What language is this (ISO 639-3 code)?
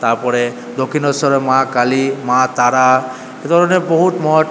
ben